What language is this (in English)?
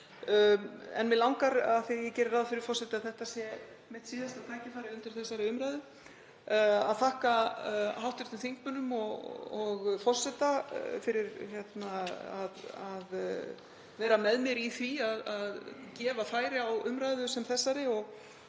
Icelandic